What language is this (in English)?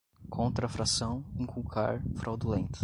Portuguese